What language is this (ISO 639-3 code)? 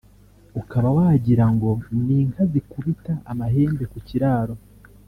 kin